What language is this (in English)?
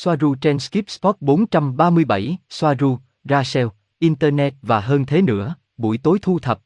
Vietnamese